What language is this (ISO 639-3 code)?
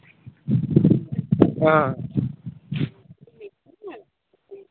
doi